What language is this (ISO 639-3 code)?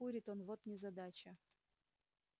rus